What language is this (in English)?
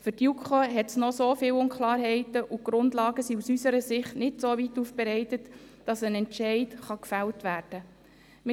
Swiss German